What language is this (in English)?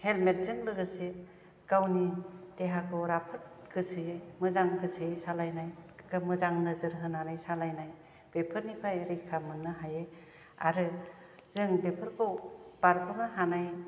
Bodo